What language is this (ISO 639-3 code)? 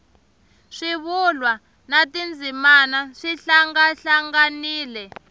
tso